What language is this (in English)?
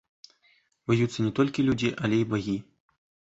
Belarusian